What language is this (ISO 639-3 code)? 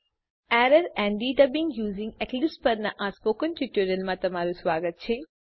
guj